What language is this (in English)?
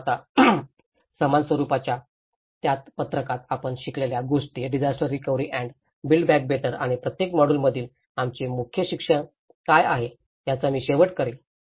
Marathi